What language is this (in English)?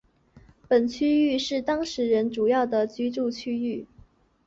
Chinese